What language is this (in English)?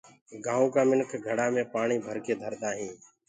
Gurgula